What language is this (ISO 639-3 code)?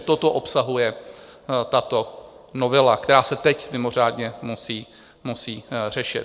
ces